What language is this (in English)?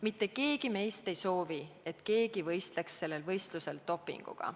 Estonian